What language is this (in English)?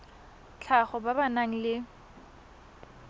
Tswana